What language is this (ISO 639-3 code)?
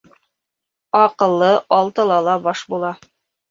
bak